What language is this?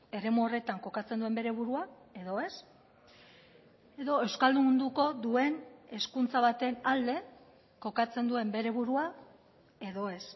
Basque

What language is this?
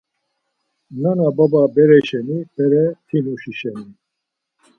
Laz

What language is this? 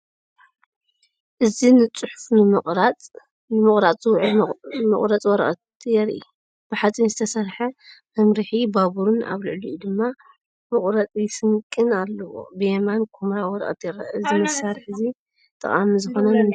Tigrinya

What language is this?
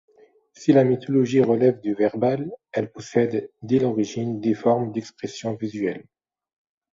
French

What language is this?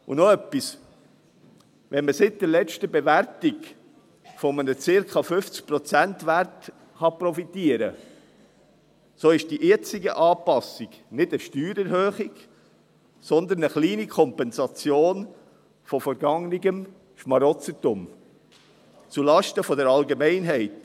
Swiss German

